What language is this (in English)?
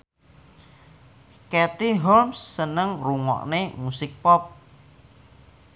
Javanese